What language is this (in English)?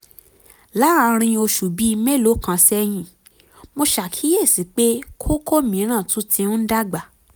Yoruba